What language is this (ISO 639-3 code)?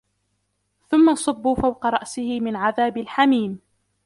ara